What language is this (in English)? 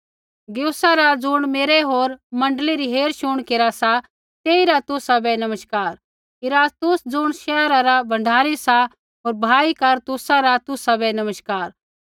Kullu Pahari